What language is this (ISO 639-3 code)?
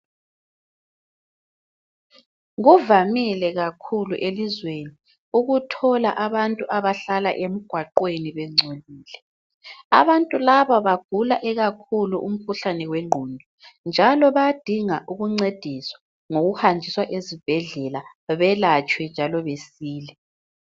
nde